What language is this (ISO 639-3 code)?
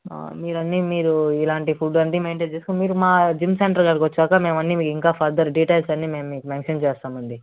tel